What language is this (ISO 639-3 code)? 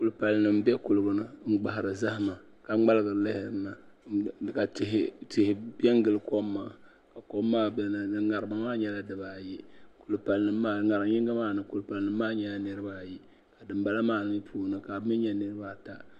dag